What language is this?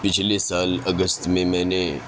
Urdu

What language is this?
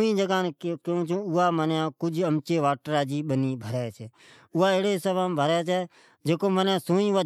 Od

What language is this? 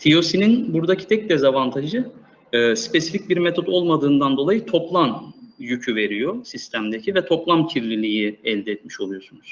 Turkish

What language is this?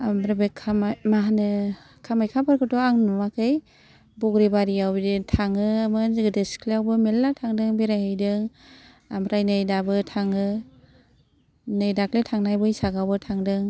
Bodo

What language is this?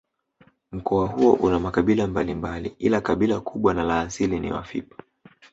Swahili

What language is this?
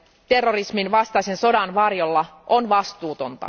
Finnish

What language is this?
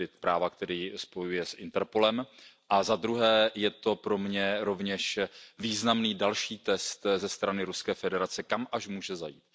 Czech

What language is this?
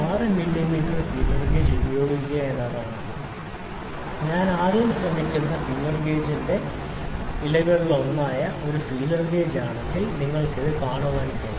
Malayalam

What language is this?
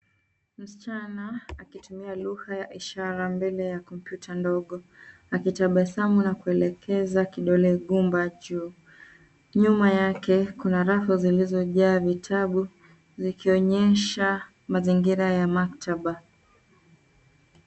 Swahili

